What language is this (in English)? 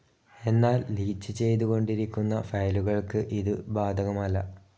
Malayalam